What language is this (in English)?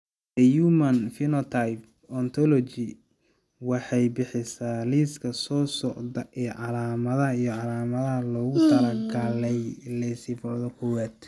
Somali